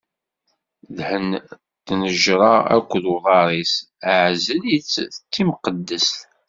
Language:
Kabyle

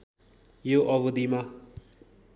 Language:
Nepali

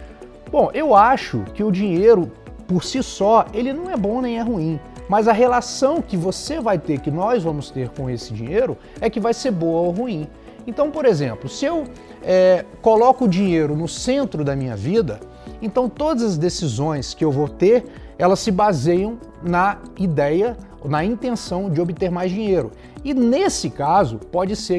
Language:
Portuguese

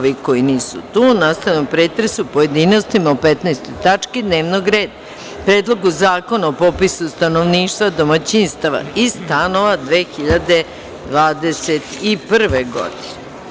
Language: Serbian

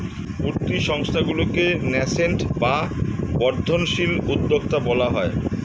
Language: Bangla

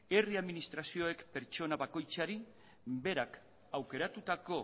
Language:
Basque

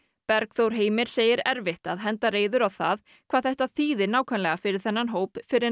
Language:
Icelandic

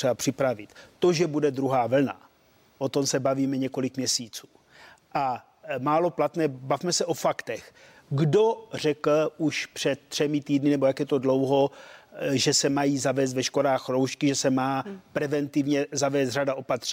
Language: Czech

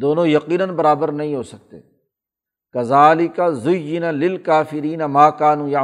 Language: Urdu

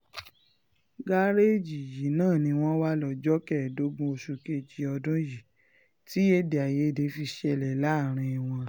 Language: Yoruba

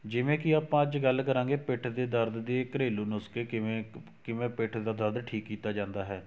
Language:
Punjabi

